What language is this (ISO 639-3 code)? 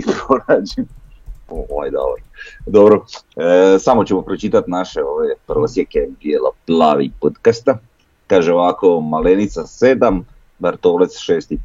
hrv